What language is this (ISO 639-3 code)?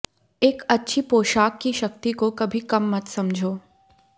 hin